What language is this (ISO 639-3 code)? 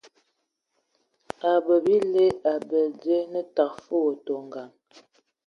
ewo